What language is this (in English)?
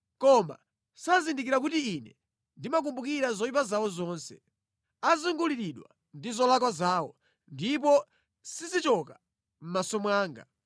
Nyanja